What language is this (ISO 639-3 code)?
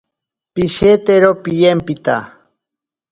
prq